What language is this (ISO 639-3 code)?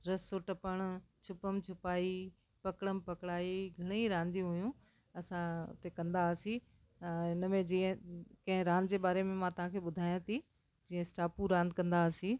snd